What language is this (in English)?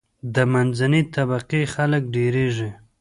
Pashto